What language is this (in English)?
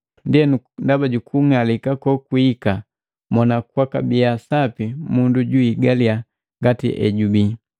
Matengo